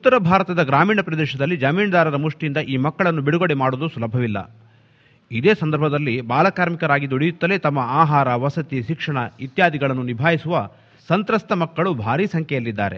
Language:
Kannada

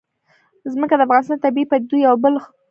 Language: Pashto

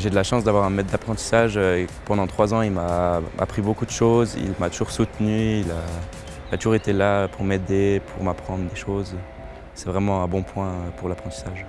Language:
French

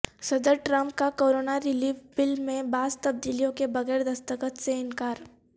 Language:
Urdu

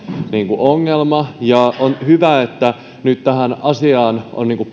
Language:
Finnish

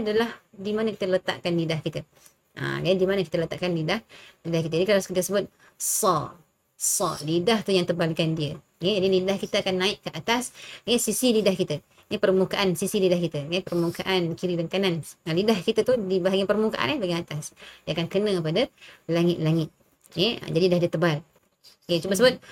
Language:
Malay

